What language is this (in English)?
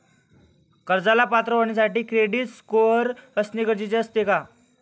Marathi